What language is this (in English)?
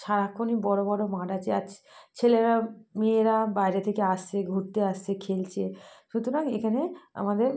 Bangla